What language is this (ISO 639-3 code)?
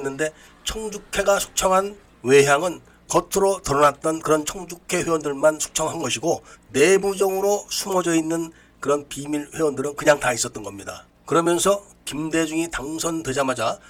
kor